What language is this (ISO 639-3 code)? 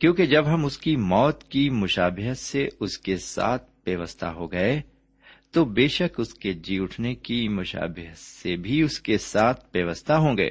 urd